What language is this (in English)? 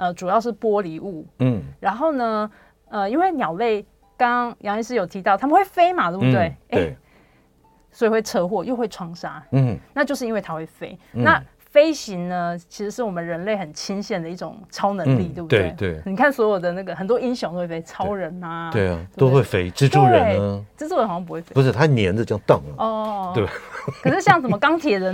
Chinese